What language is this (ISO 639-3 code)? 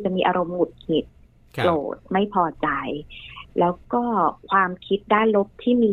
tha